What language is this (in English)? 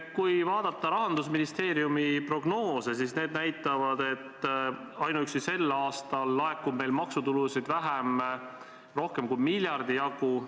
Estonian